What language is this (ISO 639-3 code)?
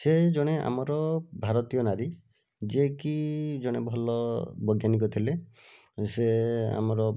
ori